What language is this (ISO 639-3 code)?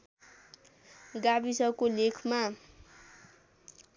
nep